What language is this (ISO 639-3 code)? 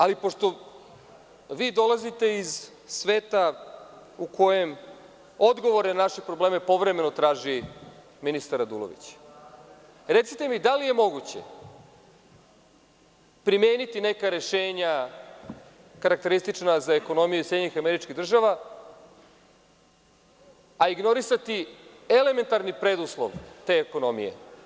srp